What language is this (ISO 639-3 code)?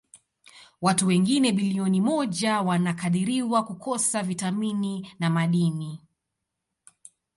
swa